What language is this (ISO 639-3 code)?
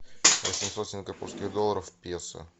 rus